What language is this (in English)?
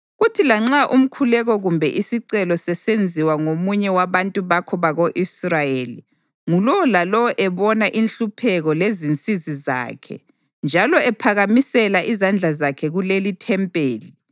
North Ndebele